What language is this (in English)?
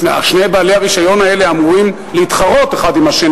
Hebrew